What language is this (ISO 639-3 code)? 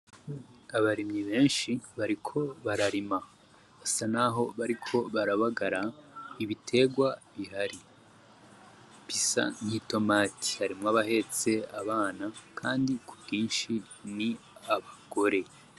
run